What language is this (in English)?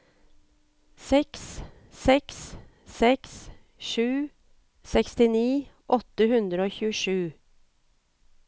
Norwegian